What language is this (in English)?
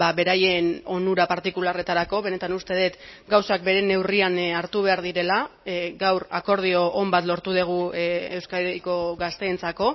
Basque